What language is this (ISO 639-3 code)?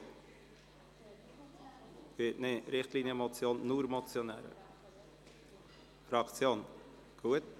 gsw